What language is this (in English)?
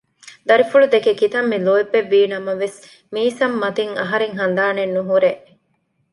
Divehi